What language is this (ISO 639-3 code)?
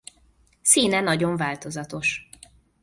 hun